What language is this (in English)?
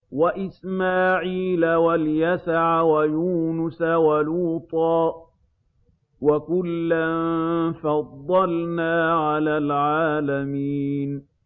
Arabic